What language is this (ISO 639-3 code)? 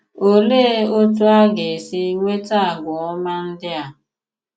ibo